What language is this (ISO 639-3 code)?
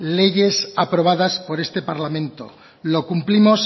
spa